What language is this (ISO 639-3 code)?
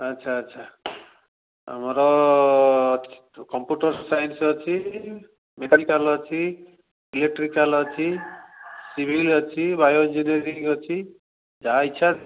ori